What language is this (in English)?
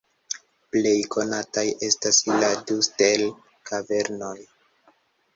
Esperanto